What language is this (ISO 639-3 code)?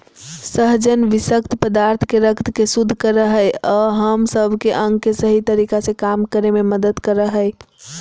mag